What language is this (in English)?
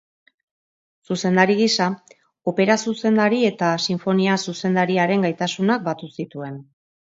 Basque